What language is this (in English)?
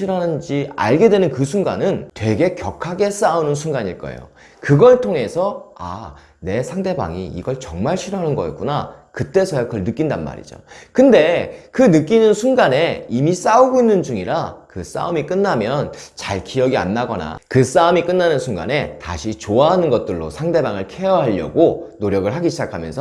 Korean